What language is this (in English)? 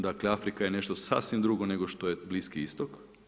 Croatian